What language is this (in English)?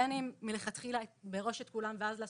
Hebrew